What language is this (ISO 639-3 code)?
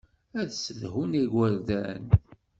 kab